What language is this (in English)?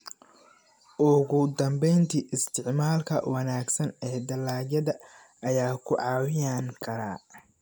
Somali